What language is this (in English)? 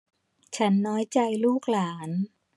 Thai